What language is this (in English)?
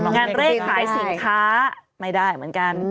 Thai